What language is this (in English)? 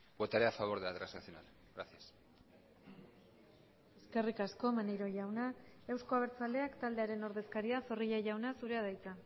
Basque